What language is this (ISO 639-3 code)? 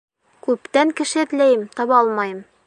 bak